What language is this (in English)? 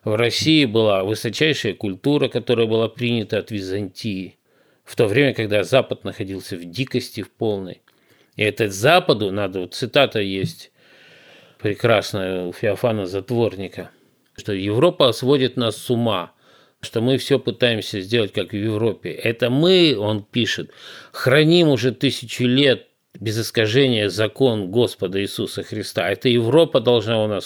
Russian